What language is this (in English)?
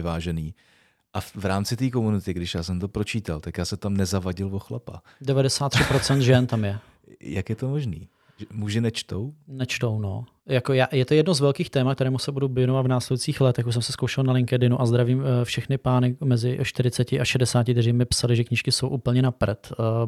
Czech